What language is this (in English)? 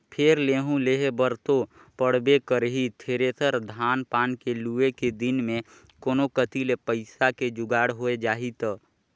Chhattisgarhi